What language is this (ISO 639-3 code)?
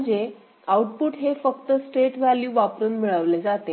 mar